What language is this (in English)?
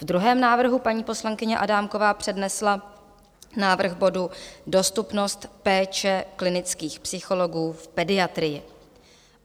Czech